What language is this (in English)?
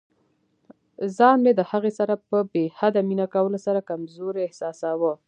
Pashto